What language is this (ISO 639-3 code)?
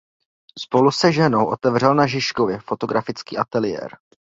ces